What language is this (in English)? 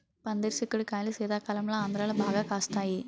Telugu